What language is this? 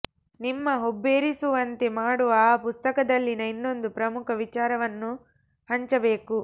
Kannada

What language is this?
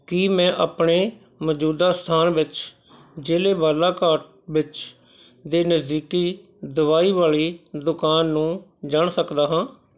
Punjabi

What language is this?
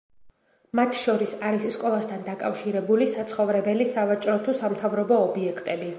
Georgian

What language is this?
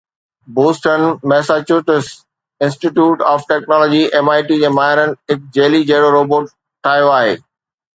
Sindhi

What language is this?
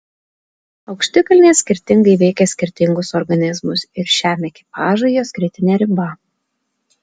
Lithuanian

